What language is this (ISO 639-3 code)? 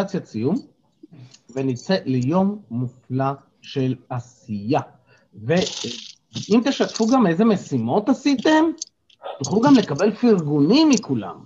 heb